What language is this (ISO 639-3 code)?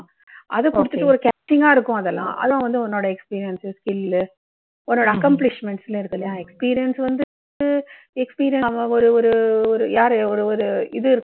tam